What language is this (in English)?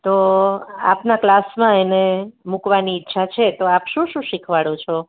Gujarati